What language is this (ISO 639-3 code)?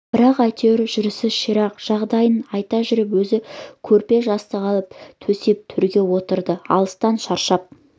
kaz